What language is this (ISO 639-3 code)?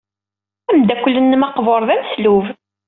kab